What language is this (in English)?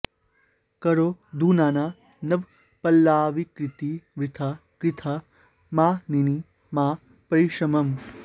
Sanskrit